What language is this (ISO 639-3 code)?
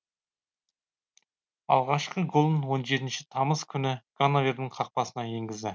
kaz